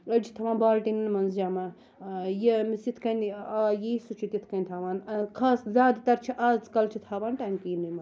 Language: Kashmiri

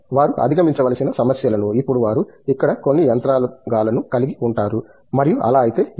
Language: Telugu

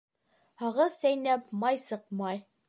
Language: Bashkir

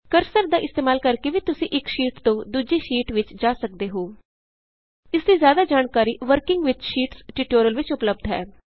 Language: Punjabi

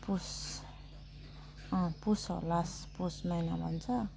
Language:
Nepali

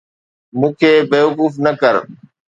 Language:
Sindhi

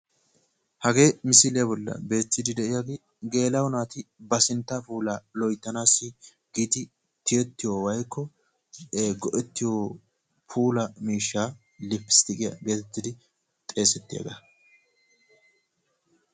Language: Wolaytta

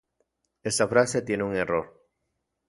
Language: Central Puebla Nahuatl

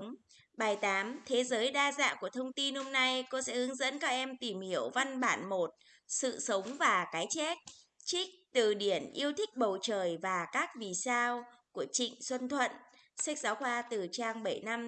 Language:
Vietnamese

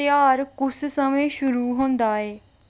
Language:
Dogri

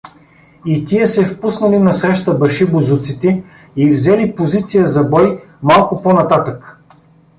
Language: Bulgarian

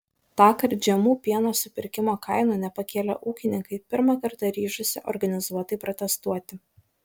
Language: Lithuanian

